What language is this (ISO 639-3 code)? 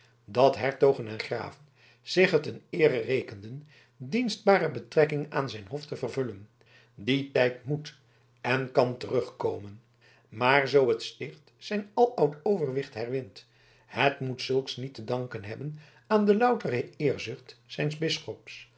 nld